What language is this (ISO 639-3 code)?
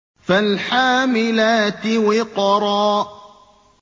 ara